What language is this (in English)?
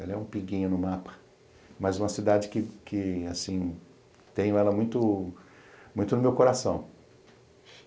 Portuguese